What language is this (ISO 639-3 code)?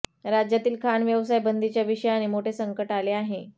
mar